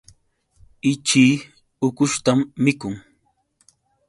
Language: Yauyos Quechua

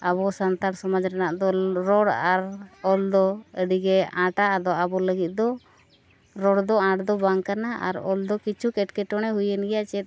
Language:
Santali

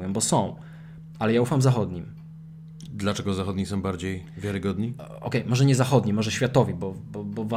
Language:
Polish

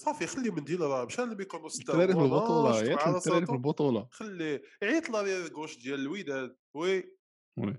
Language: Arabic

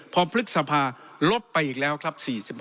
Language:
Thai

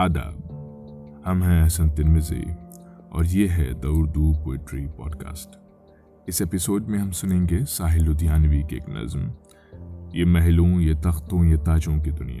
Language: Urdu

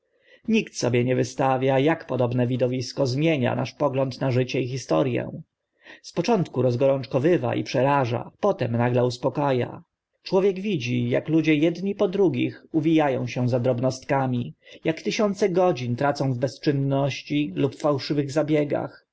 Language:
Polish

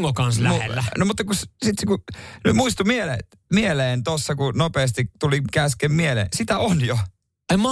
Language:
Finnish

